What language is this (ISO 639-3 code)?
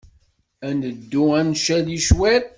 kab